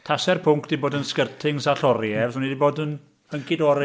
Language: Welsh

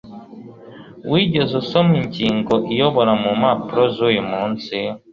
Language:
Kinyarwanda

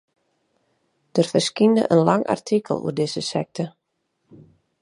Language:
Western Frisian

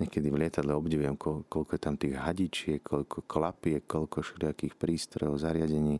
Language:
Slovak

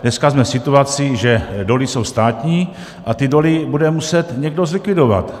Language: Czech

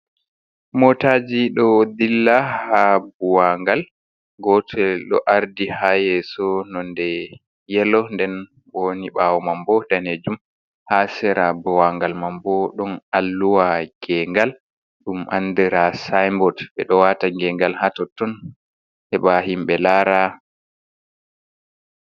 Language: Fula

